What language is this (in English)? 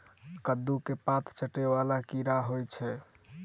Maithili